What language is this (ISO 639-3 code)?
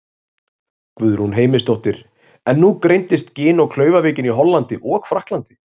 isl